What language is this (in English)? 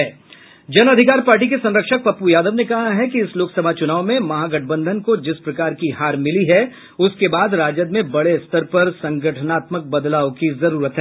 Hindi